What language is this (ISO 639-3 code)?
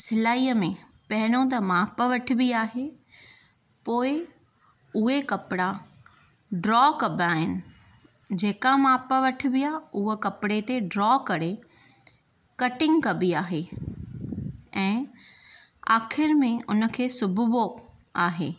snd